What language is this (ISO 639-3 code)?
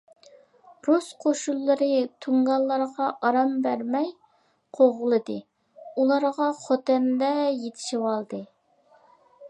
uig